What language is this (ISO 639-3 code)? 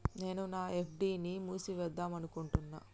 tel